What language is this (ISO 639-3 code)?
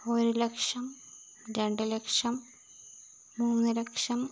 mal